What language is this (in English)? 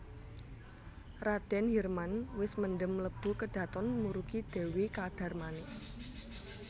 Javanese